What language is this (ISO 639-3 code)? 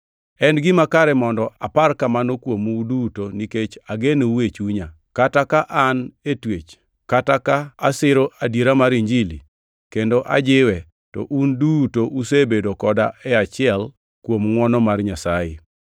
luo